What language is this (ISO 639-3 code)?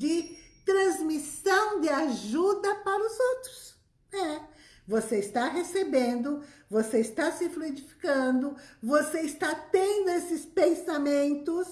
por